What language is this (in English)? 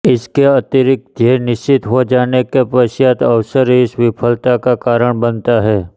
Hindi